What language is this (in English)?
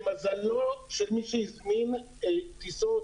Hebrew